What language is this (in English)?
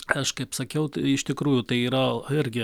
Lithuanian